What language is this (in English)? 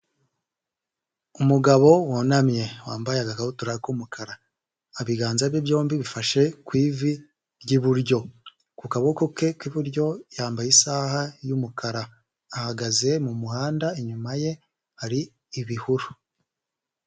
Kinyarwanda